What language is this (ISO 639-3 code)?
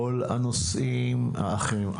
heb